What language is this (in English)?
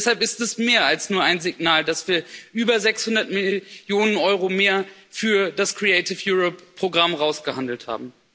German